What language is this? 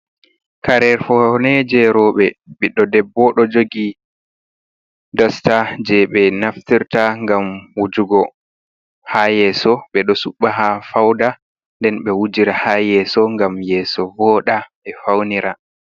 Fula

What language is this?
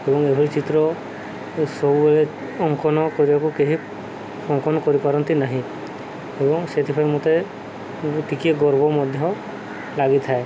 Odia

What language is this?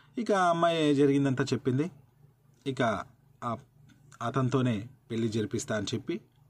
Telugu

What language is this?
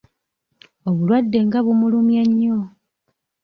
Ganda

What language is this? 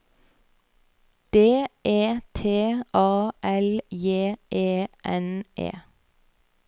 Norwegian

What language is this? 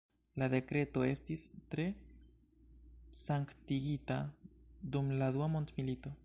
Esperanto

